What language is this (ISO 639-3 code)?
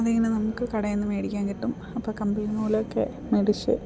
mal